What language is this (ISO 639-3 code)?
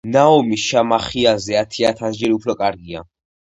kat